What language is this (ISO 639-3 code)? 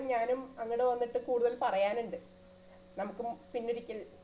mal